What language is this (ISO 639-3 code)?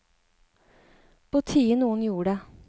nor